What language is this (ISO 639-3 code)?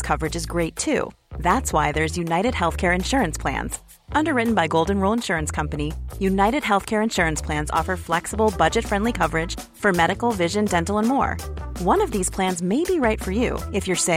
swe